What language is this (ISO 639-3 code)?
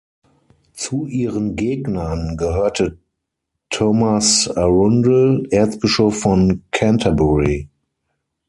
deu